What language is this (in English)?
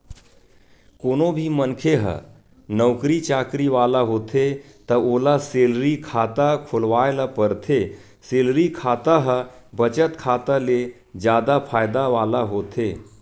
Chhattisgarhi